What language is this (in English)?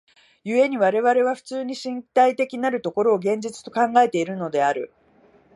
Japanese